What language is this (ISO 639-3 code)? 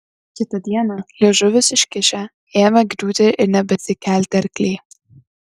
lit